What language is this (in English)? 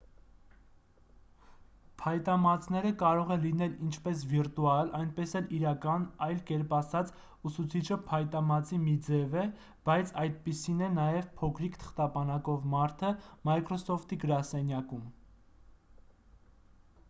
Armenian